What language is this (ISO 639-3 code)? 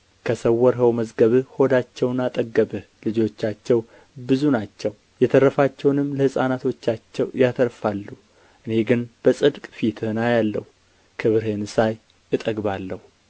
amh